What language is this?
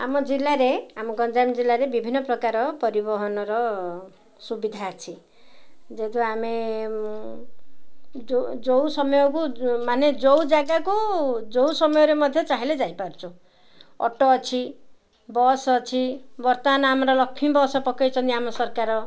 Odia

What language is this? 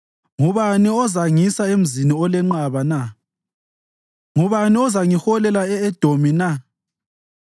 North Ndebele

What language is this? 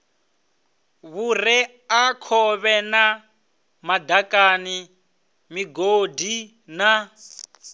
Venda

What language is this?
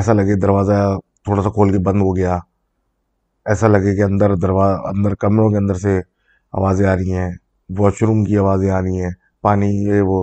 Urdu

